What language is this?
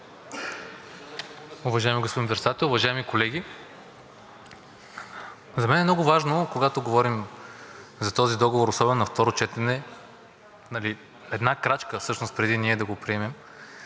Bulgarian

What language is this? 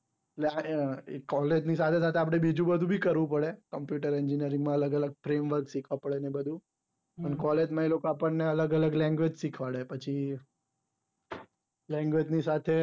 Gujarati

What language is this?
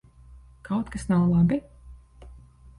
Latvian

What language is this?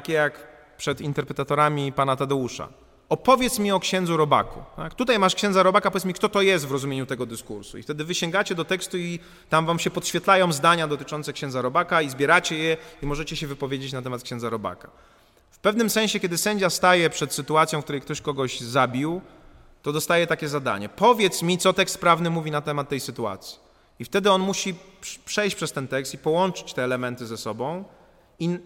Polish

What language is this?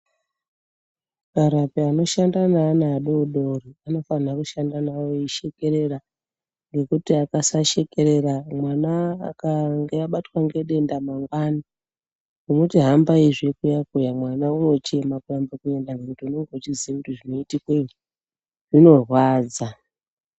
Ndau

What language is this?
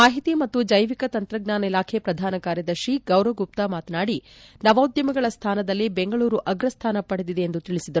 Kannada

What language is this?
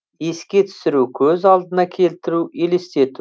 Kazakh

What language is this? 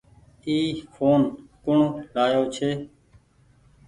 Goaria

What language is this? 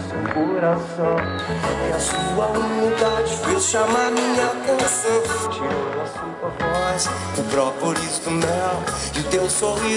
Greek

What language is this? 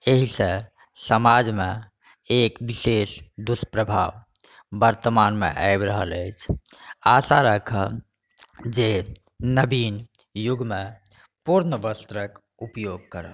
Maithili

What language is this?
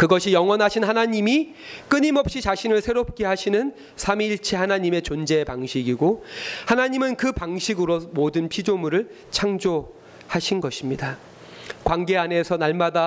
Korean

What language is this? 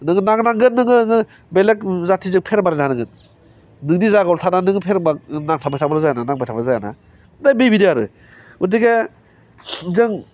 Bodo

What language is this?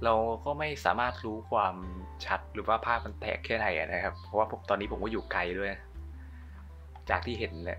Thai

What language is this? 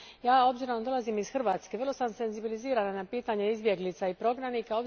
Croatian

